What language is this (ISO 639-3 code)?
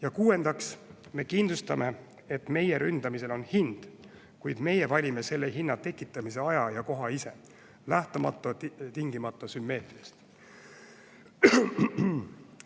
est